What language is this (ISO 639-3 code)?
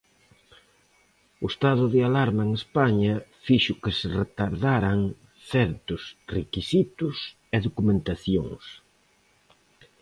glg